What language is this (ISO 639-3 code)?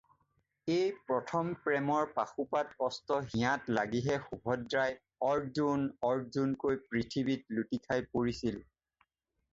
asm